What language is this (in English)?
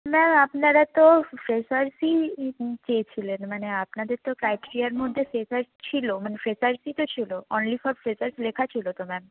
Bangla